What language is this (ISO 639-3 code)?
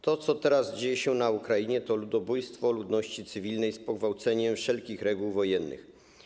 pol